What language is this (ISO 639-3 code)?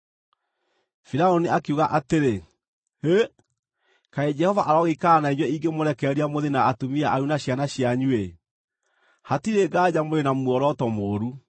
kik